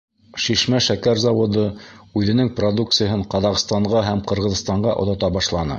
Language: Bashkir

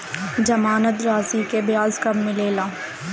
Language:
Bhojpuri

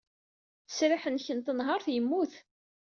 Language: Kabyle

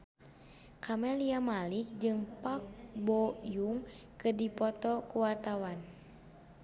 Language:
Sundanese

